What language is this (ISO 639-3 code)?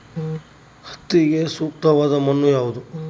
kan